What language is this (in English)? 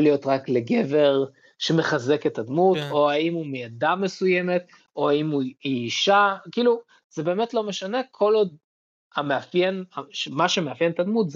Hebrew